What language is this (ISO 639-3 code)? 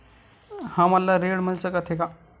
hne